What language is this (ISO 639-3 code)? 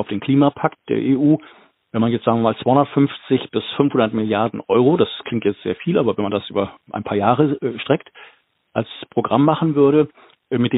deu